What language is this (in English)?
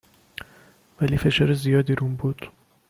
Persian